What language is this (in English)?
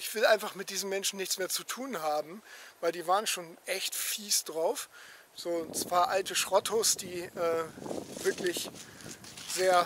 German